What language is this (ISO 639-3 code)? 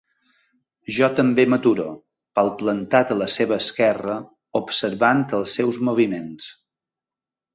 cat